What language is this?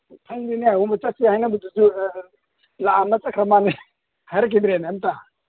Manipuri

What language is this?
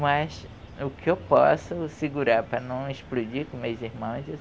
Portuguese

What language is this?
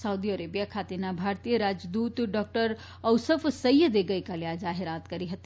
Gujarati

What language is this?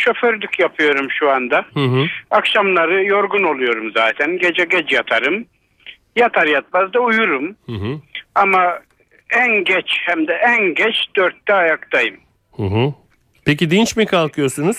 Turkish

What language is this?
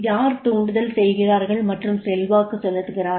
Tamil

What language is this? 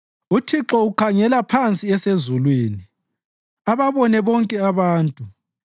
North Ndebele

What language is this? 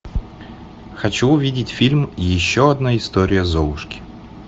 Russian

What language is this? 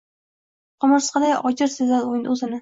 Uzbek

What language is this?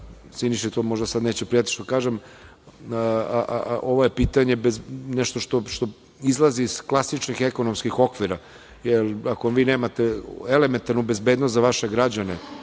Serbian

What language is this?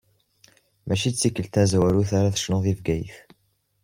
Kabyle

